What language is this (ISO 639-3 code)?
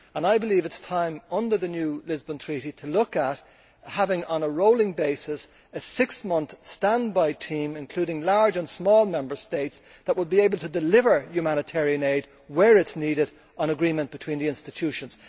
eng